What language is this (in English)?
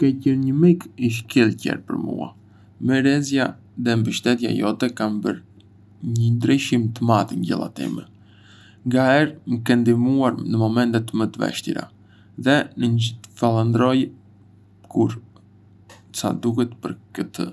Arbëreshë Albanian